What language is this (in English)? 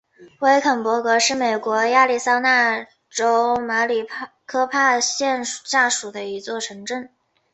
Chinese